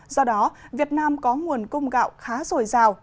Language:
Vietnamese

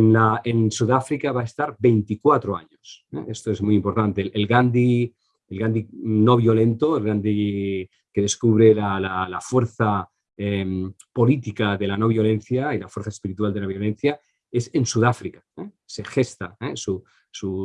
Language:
Spanish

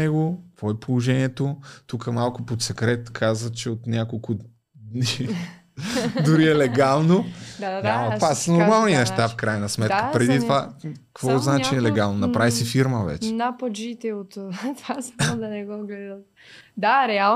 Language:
Bulgarian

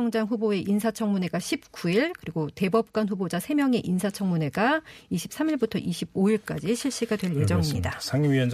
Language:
Korean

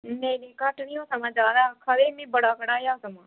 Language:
Dogri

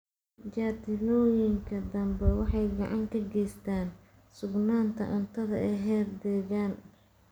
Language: Somali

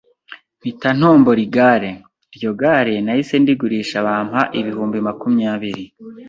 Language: Kinyarwanda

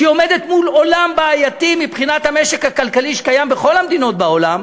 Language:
Hebrew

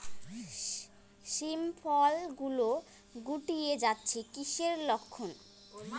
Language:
Bangla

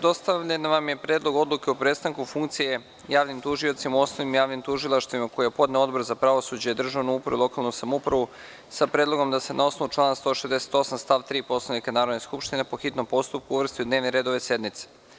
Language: Serbian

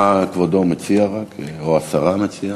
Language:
Hebrew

